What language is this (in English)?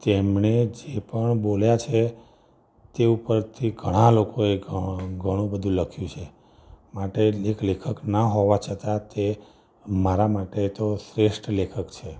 Gujarati